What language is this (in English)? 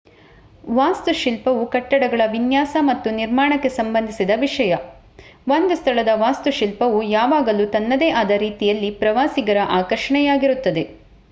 Kannada